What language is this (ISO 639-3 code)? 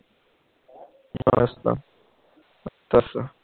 pan